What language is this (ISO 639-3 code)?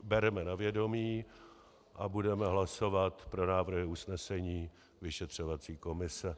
ces